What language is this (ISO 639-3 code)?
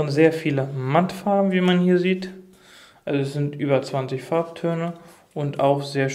deu